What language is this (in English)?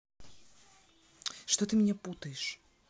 Russian